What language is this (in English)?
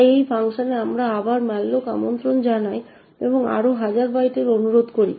Bangla